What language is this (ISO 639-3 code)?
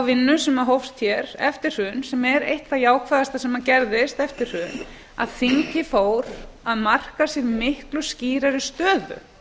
isl